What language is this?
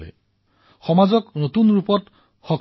Assamese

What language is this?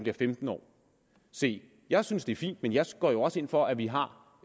Danish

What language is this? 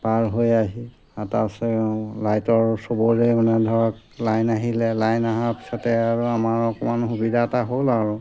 Assamese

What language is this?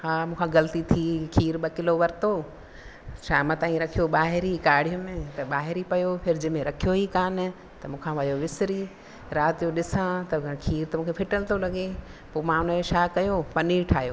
Sindhi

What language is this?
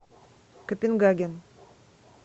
Russian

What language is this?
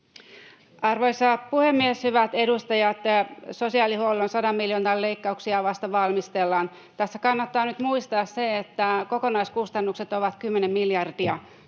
Finnish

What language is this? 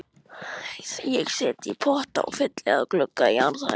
Icelandic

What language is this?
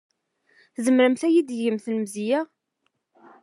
Kabyle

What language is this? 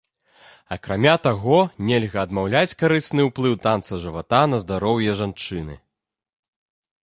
Belarusian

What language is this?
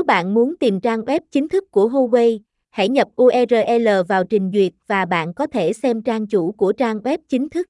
Vietnamese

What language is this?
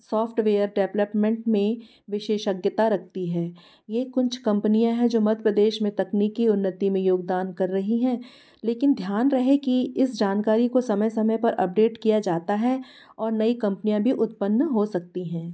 Hindi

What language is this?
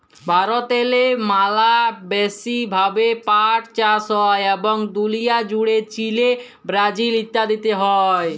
Bangla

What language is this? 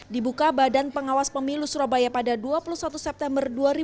Indonesian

